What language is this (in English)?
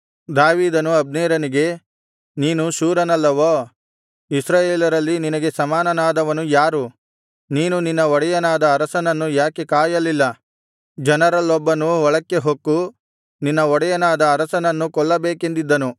Kannada